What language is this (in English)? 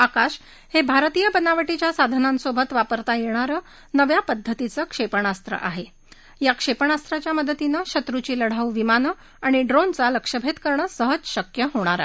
Marathi